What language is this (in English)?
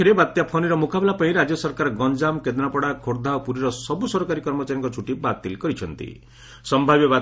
Odia